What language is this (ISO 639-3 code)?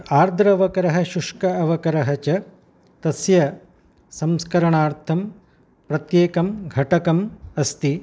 san